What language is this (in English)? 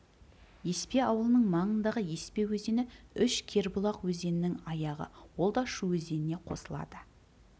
Kazakh